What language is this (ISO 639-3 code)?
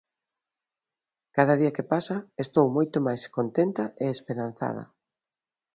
glg